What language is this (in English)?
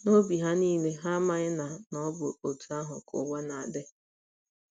Igbo